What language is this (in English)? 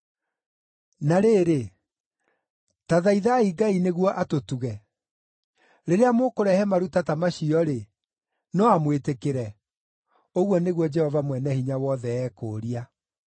Kikuyu